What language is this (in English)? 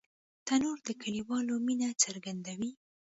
Pashto